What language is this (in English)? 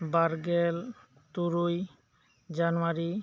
Santali